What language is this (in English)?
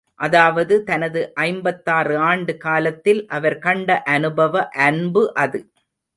Tamil